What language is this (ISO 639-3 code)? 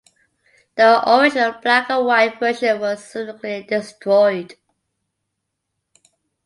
eng